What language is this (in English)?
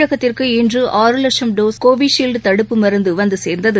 Tamil